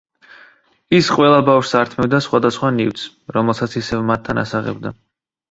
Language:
Georgian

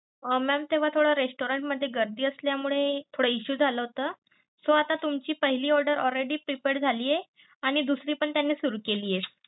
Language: Marathi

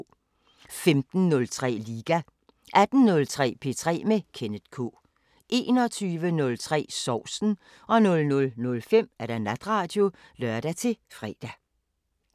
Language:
Danish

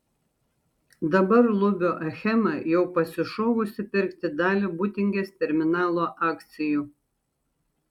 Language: Lithuanian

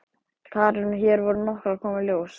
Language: Icelandic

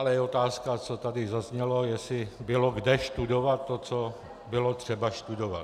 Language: Czech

